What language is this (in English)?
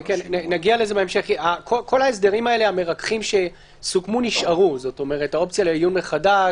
Hebrew